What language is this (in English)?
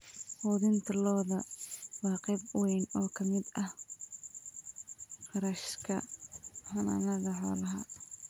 Somali